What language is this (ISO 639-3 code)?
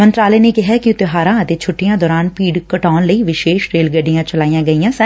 pan